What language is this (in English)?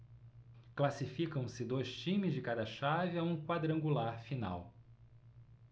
Portuguese